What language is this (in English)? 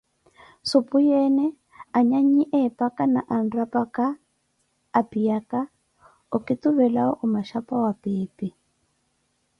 Koti